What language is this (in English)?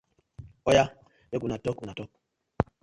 Nigerian Pidgin